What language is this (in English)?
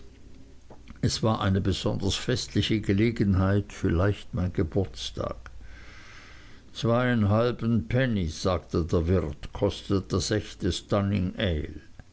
German